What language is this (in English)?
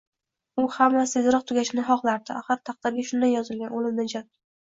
Uzbek